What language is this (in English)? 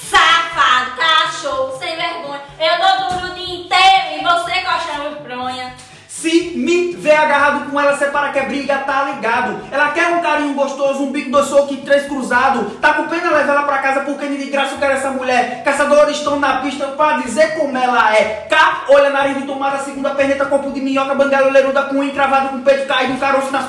Portuguese